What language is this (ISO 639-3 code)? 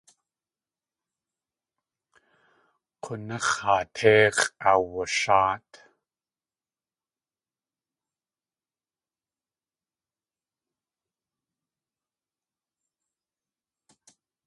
tli